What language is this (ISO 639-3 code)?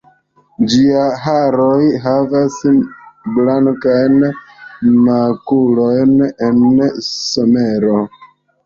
epo